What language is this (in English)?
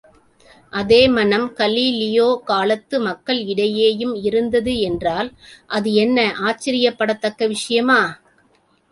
Tamil